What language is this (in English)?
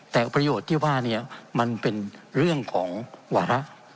Thai